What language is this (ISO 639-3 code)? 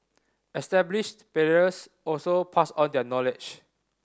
eng